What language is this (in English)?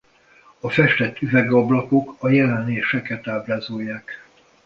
Hungarian